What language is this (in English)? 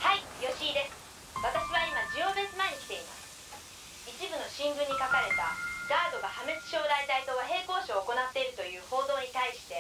Japanese